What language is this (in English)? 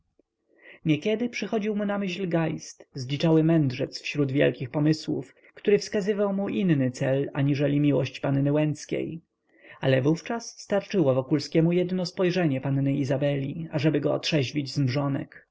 Polish